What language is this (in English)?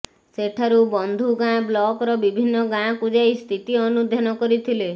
Odia